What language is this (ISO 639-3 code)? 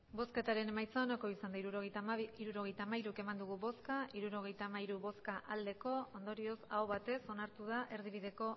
eus